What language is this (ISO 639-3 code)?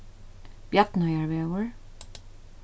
fao